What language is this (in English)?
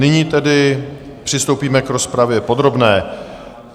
Czech